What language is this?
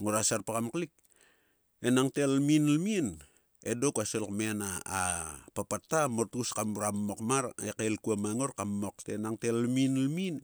Sulka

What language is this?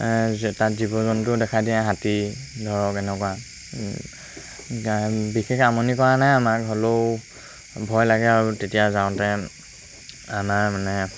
Assamese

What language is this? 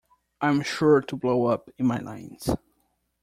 English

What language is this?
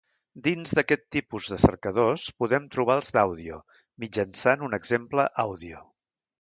Catalan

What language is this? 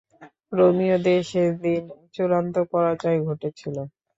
Bangla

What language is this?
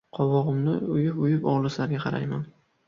Uzbek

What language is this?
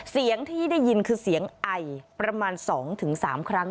Thai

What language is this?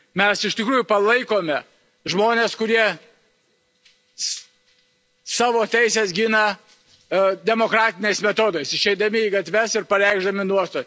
Lithuanian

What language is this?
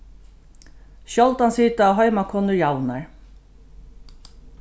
Faroese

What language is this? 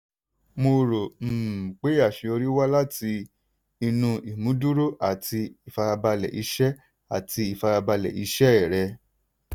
Yoruba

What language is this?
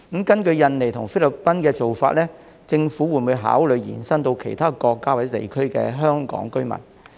Cantonese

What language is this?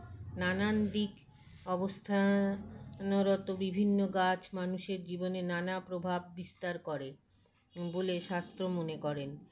Bangla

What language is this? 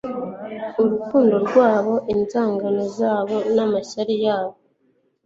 Kinyarwanda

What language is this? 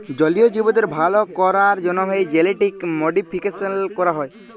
Bangla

